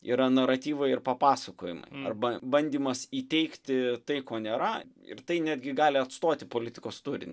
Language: Lithuanian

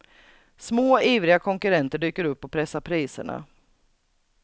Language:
Swedish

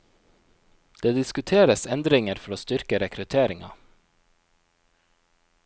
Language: Norwegian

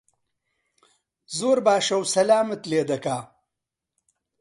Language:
Central Kurdish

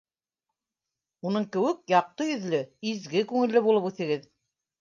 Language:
Bashkir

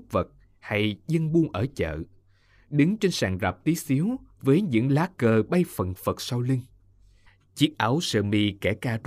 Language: Vietnamese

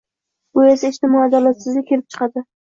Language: Uzbek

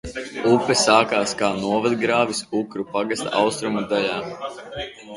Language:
Latvian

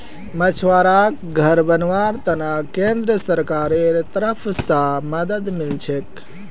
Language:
Magahi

